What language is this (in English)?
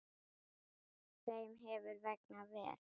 Icelandic